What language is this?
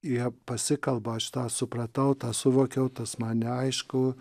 Lithuanian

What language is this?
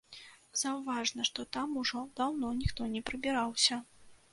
Belarusian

